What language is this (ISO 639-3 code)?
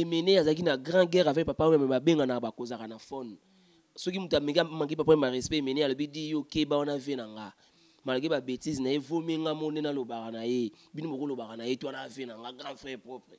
fra